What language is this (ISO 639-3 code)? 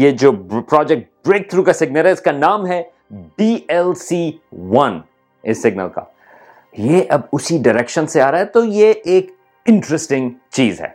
urd